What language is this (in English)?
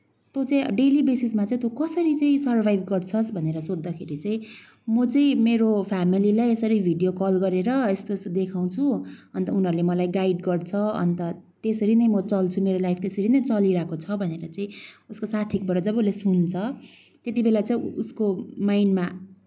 Nepali